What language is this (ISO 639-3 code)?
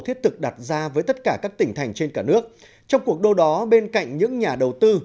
vie